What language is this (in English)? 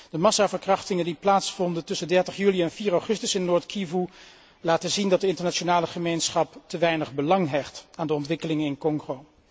Dutch